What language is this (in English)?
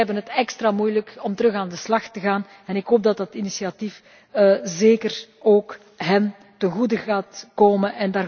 Dutch